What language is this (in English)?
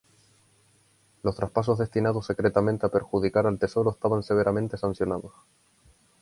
Spanish